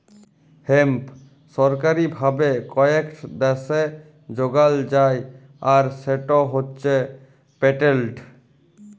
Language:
Bangla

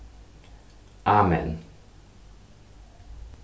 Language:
Faroese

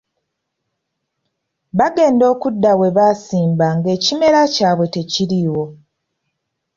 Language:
Ganda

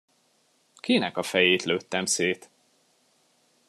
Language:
Hungarian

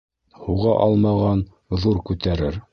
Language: Bashkir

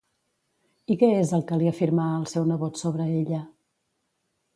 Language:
Catalan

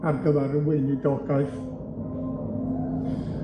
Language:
Welsh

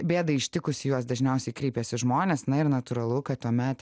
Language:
Lithuanian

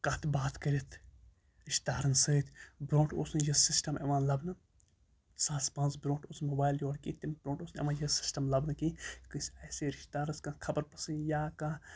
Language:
Kashmiri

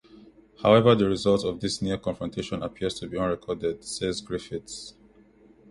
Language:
English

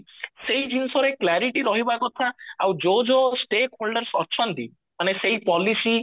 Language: Odia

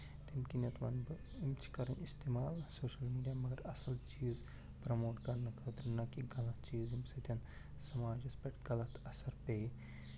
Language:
Kashmiri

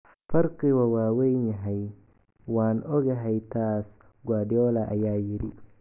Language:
Somali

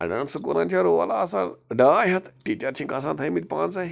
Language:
Kashmiri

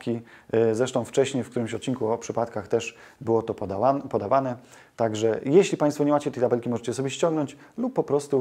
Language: Polish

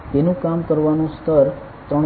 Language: Gujarati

